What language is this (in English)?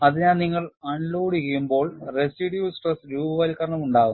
Malayalam